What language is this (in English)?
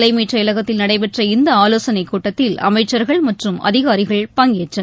Tamil